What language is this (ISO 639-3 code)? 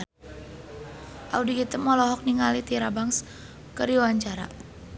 sun